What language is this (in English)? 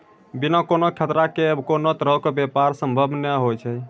Maithili